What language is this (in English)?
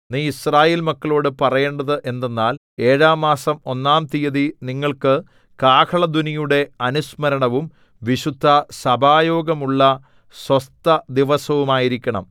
Malayalam